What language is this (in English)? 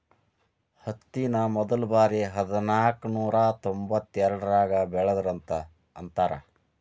Kannada